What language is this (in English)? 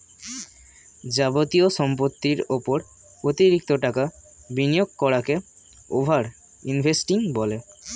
Bangla